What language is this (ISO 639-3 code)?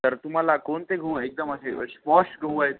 mar